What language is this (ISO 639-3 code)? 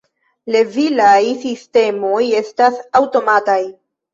epo